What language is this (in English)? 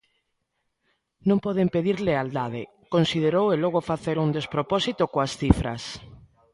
Galician